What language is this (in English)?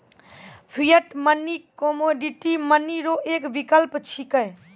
Maithili